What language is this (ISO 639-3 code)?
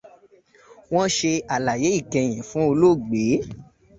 yor